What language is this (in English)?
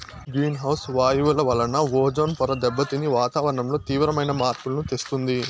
Telugu